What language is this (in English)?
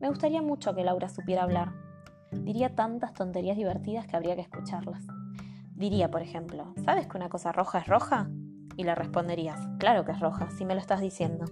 Spanish